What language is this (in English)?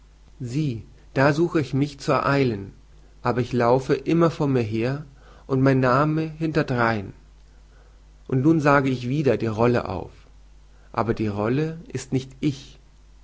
German